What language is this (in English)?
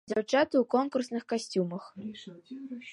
Belarusian